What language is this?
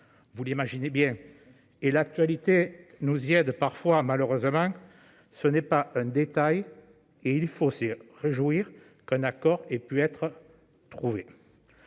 French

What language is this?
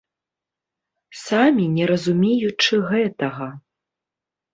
Belarusian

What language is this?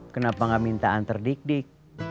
Indonesian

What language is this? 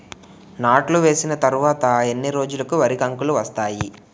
Telugu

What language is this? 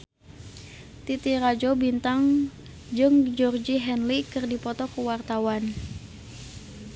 Sundanese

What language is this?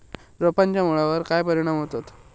Marathi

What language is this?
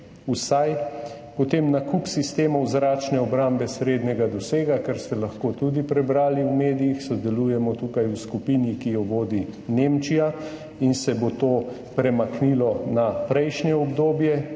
Slovenian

